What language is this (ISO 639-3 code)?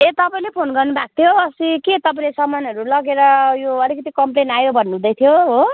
nep